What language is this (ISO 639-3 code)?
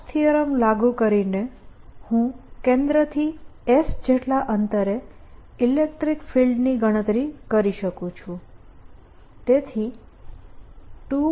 guj